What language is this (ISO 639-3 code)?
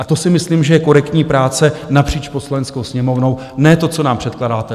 ces